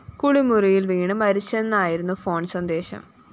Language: Malayalam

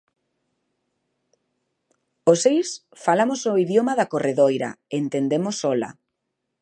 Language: Galician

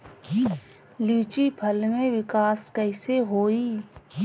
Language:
Bhojpuri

